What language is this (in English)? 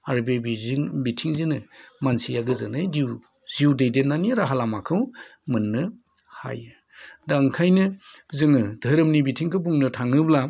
Bodo